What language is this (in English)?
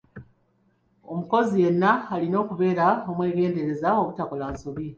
Ganda